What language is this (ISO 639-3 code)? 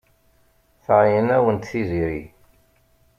kab